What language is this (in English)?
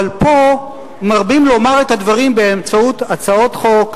Hebrew